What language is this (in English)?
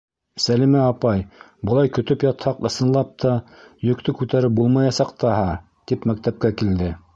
Bashkir